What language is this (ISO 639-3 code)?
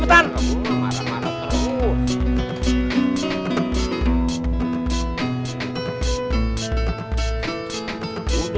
ind